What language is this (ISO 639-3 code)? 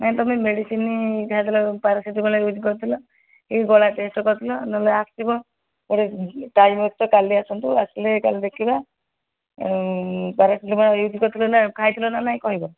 ori